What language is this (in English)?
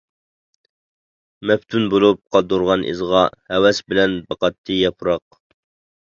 Uyghur